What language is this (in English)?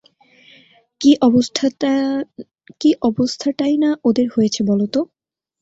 Bangla